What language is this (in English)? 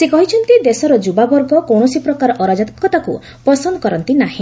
Odia